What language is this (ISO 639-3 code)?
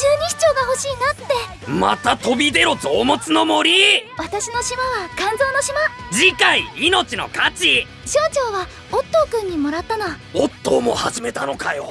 jpn